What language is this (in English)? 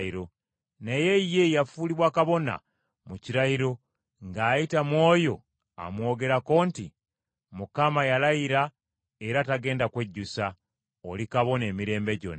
Ganda